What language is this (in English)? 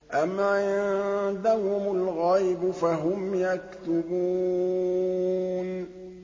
Arabic